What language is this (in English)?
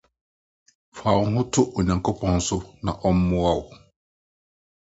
Akan